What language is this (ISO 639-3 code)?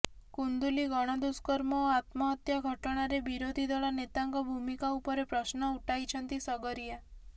ori